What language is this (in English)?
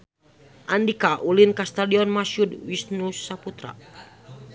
Sundanese